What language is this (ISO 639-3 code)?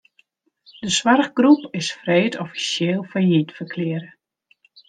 fry